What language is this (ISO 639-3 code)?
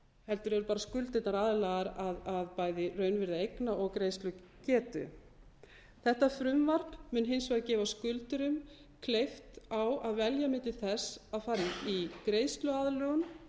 isl